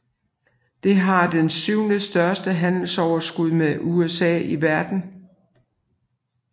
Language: Danish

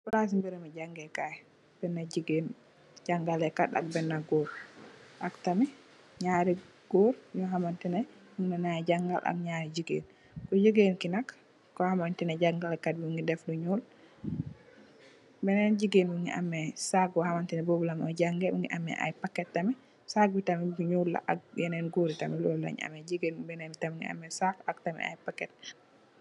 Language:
Wolof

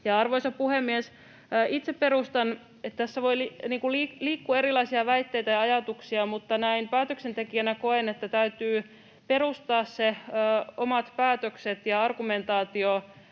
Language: Finnish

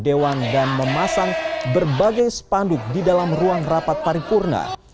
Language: Indonesian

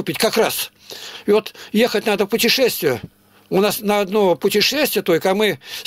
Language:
Russian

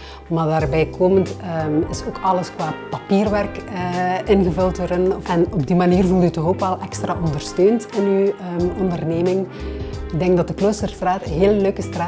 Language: Dutch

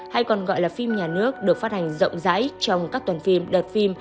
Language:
Vietnamese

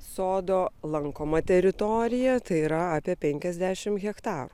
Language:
Lithuanian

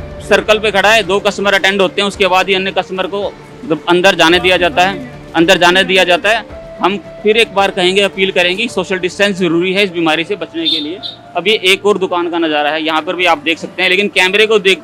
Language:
Hindi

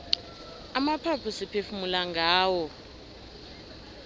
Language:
South Ndebele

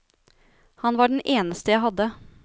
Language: Norwegian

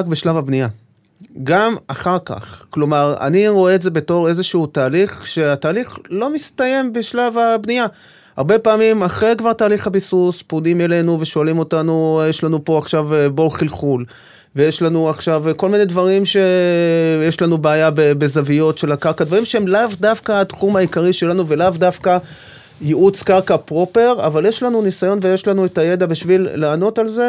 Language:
Hebrew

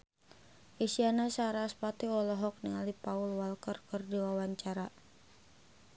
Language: Sundanese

